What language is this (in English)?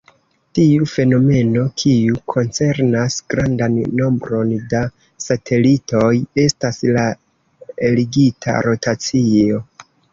Esperanto